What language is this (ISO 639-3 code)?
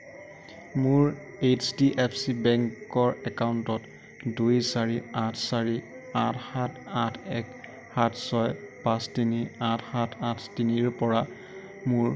asm